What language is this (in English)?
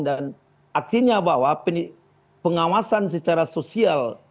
Indonesian